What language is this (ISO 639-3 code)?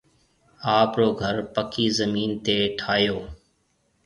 mve